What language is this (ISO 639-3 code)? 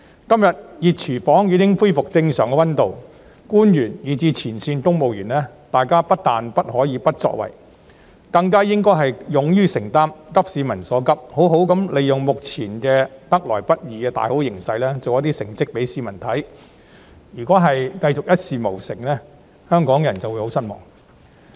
yue